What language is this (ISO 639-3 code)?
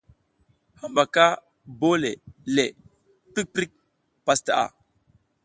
giz